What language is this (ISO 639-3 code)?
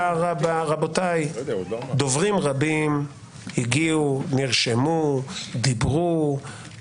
heb